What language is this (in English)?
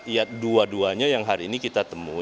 Indonesian